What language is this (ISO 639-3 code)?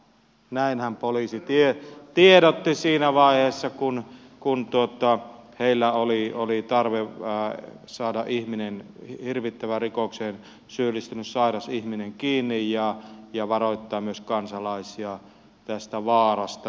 fin